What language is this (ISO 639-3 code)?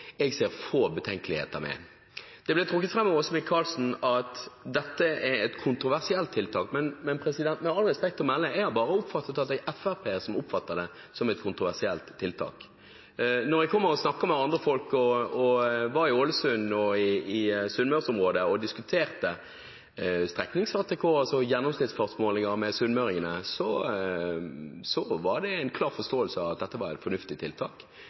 nob